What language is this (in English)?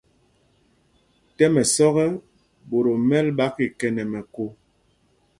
Mpumpong